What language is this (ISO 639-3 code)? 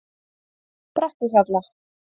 isl